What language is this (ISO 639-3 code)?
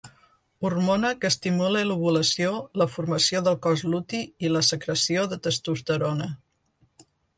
cat